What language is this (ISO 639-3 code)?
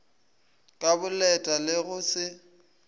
nso